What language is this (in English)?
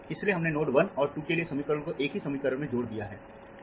Hindi